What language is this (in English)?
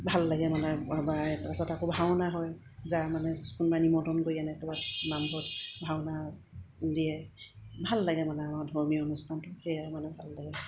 Assamese